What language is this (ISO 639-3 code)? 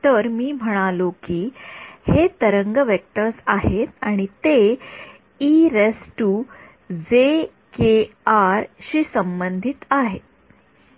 mar